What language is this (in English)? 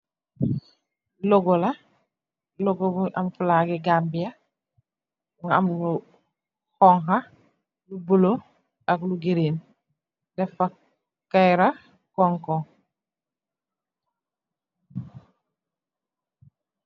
Wolof